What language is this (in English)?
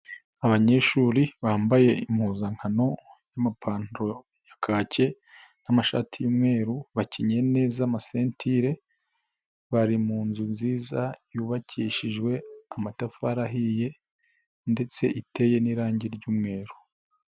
Kinyarwanda